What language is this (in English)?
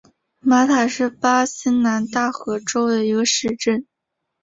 Chinese